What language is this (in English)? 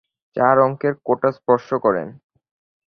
Bangla